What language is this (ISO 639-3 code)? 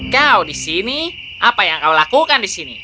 ind